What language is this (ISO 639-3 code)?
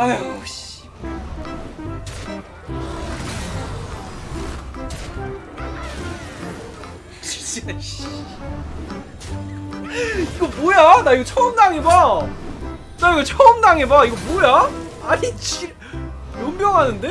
kor